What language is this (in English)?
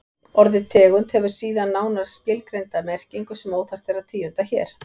Icelandic